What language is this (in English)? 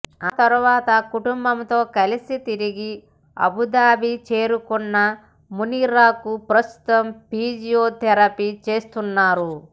Telugu